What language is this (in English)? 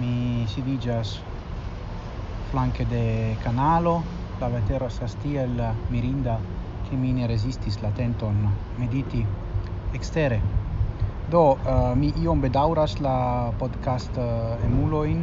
Italian